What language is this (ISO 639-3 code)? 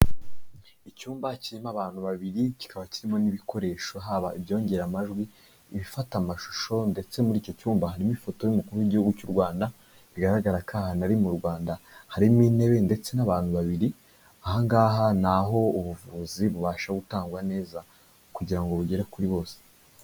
kin